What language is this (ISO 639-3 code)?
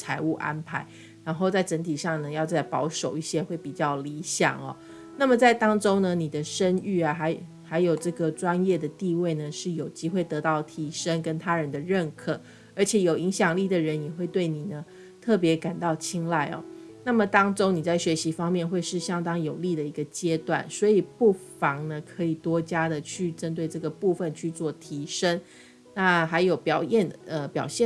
zho